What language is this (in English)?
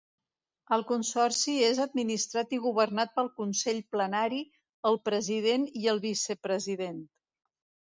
Catalan